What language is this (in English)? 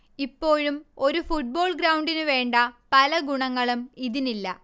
Malayalam